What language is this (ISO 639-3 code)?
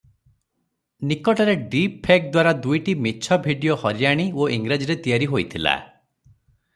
ori